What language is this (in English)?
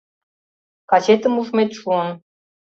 Mari